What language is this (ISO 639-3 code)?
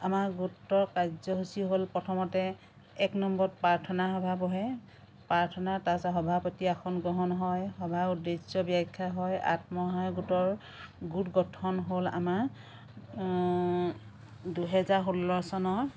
asm